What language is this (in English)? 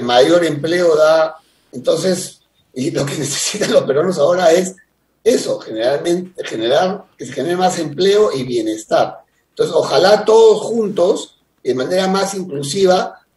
Spanish